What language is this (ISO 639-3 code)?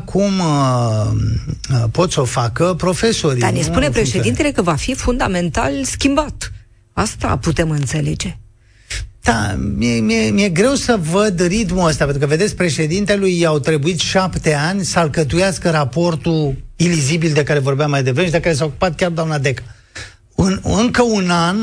ron